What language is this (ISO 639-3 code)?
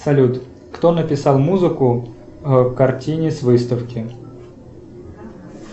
rus